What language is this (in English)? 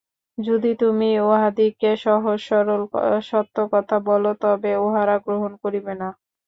Bangla